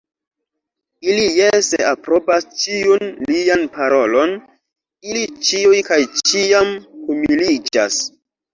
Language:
Esperanto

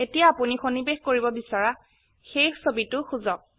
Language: Assamese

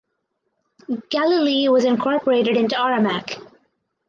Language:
English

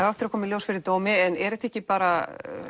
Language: Icelandic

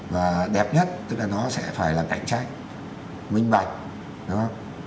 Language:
Vietnamese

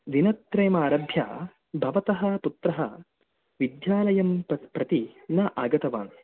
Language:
Sanskrit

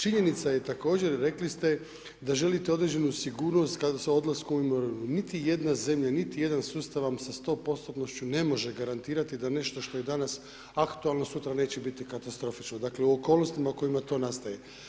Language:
Croatian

